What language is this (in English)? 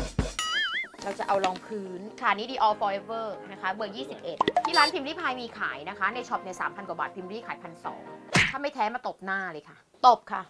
Thai